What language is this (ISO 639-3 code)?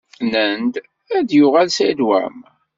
kab